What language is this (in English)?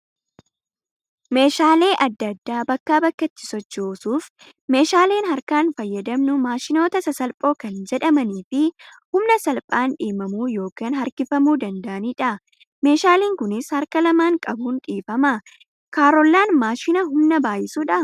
Oromo